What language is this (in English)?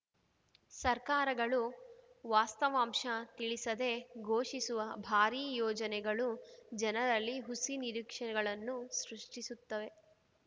Kannada